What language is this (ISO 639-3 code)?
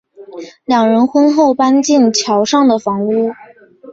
zho